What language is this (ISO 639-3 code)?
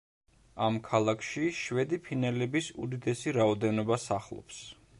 kat